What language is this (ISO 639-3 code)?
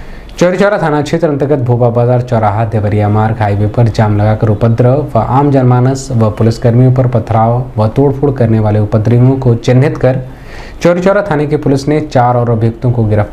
hin